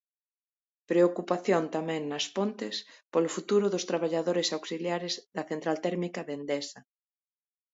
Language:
Galician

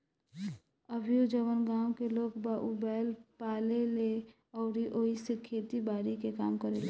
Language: Bhojpuri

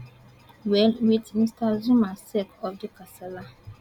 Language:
Nigerian Pidgin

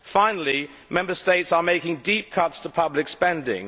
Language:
English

